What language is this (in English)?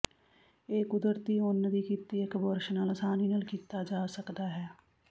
Punjabi